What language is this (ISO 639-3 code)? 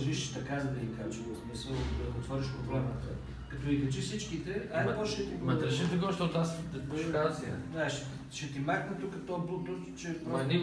ell